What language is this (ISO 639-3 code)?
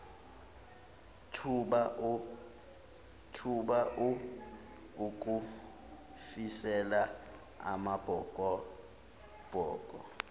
zul